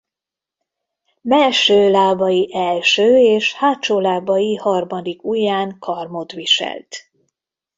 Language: Hungarian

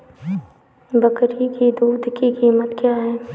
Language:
Hindi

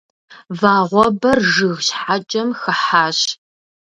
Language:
Kabardian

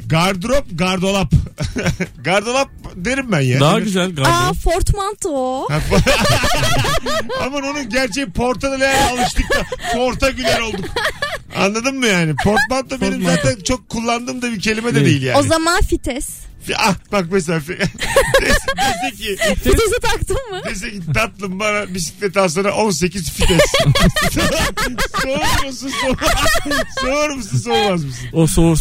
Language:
Turkish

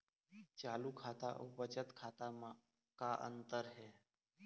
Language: Chhattisgarhi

